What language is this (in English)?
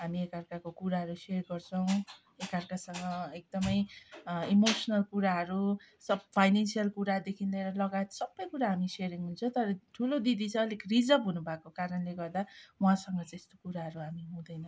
Nepali